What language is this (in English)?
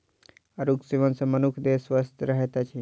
Maithili